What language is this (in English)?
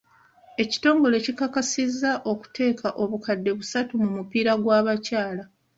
Ganda